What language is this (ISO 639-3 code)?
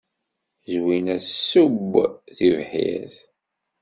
kab